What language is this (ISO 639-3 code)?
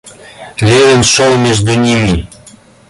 rus